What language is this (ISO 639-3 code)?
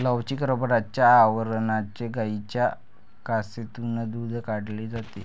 mar